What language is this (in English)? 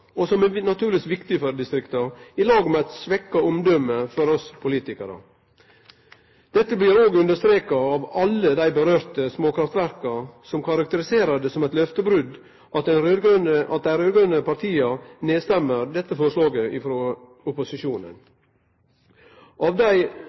Norwegian Nynorsk